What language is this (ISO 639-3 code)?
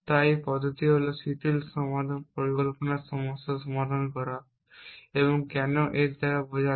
ben